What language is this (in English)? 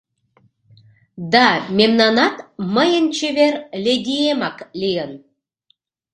Mari